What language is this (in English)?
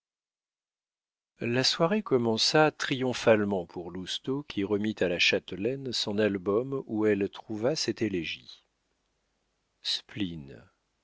French